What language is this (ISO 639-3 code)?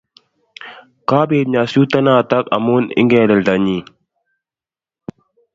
kln